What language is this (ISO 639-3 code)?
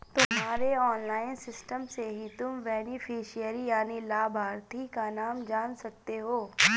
hin